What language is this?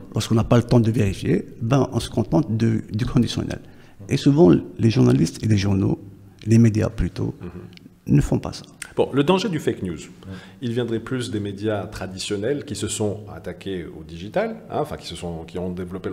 French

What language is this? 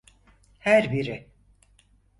Turkish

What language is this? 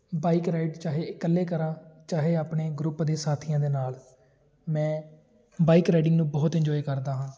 Punjabi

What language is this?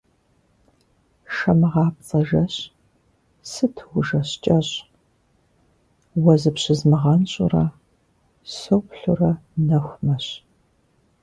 Kabardian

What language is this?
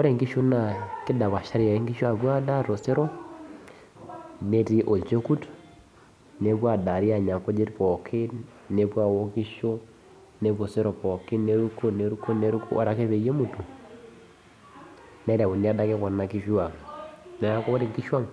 Masai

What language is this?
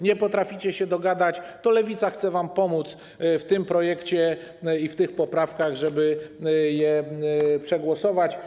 Polish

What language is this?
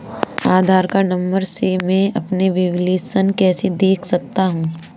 Hindi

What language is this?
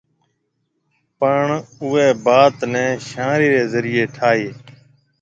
Marwari (Pakistan)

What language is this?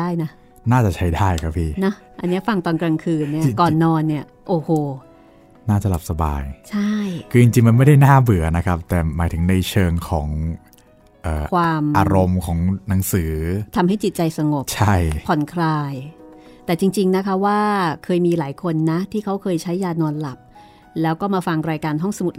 Thai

